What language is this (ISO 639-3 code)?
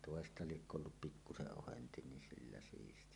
fin